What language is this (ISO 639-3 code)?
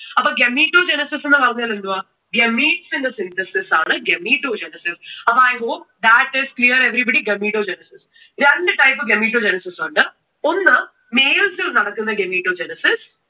mal